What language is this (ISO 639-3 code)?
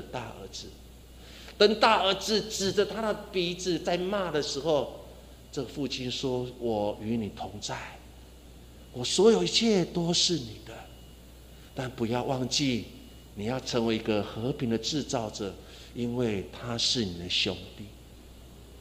zho